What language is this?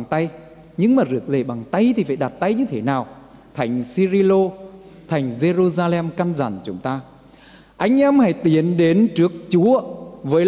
Vietnamese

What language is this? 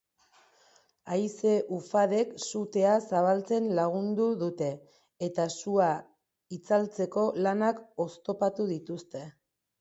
Basque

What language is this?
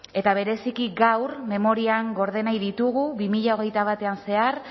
Basque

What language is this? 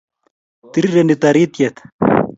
Kalenjin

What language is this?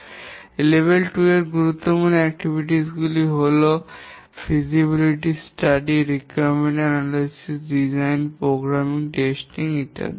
Bangla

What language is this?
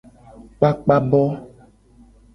Gen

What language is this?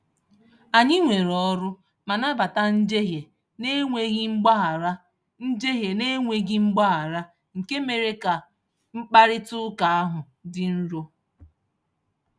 Igbo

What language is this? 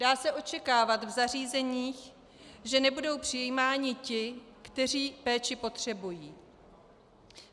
Czech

